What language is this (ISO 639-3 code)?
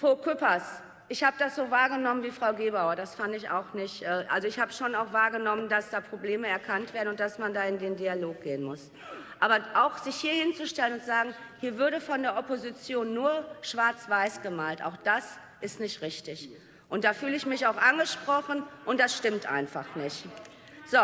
deu